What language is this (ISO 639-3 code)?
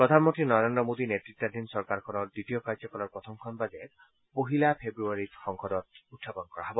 asm